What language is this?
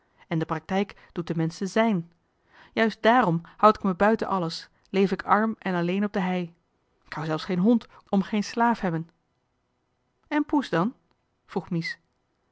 Dutch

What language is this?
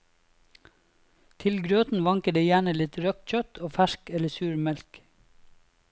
Norwegian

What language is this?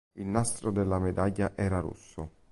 Italian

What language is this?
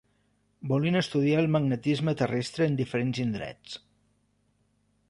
Catalan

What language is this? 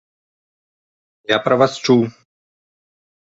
Belarusian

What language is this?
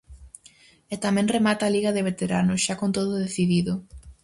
Galician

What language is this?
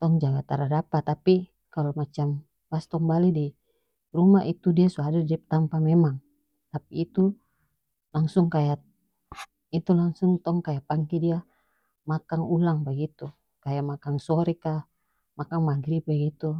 North Moluccan Malay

